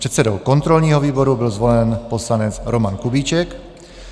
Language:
Czech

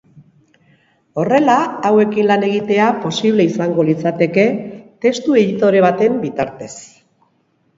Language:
Basque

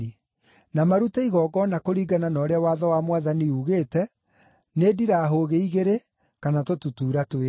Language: Kikuyu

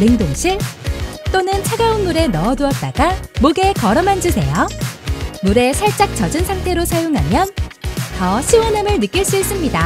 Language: Korean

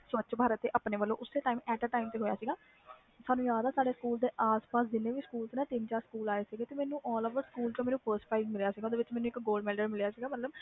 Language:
Punjabi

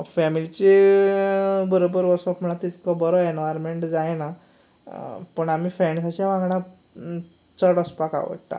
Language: Konkani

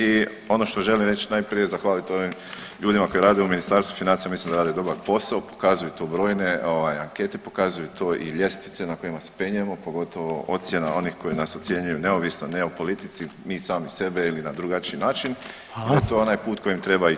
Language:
Croatian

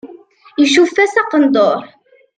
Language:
Kabyle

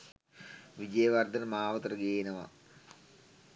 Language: Sinhala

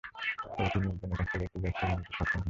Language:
Bangla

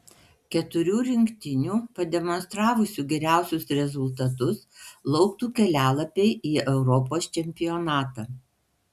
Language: Lithuanian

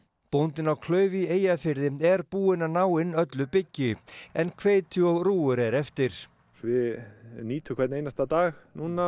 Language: Icelandic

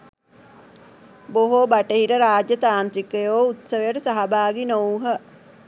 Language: Sinhala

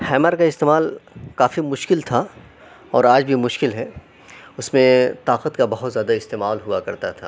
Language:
Urdu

